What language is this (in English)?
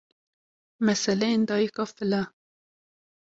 Kurdish